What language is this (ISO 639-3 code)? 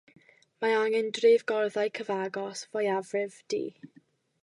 cym